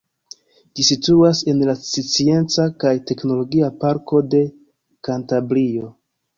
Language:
Esperanto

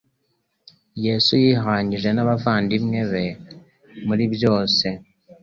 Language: Kinyarwanda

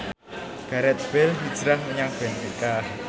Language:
Javanese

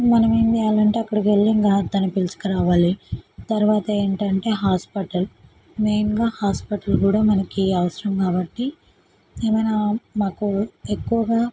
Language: Telugu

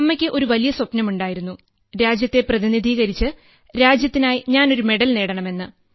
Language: Malayalam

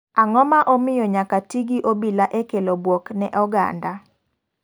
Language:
Luo (Kenya and Tanzania)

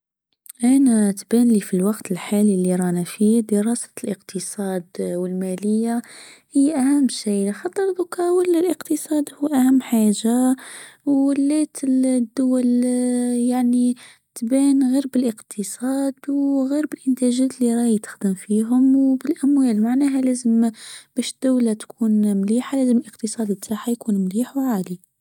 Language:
Tunisian Arabic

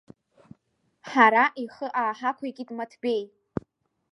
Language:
Abkhazian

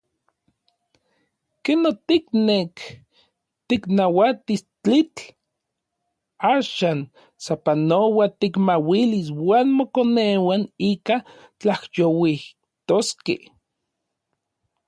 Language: Orizaba Nahuatl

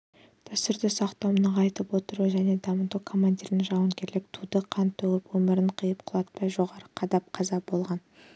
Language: Kazakh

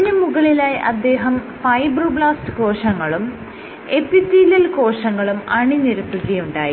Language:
Malayalam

